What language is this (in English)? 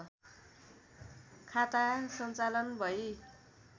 Nepali